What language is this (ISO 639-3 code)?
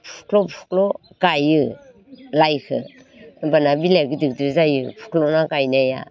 brx